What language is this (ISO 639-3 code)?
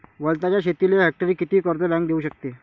mar